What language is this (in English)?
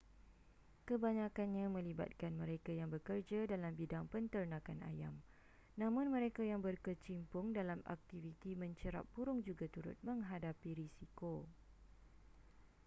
Malay